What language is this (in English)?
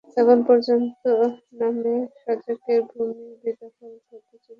Bangla